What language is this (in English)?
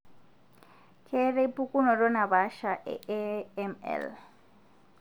Masai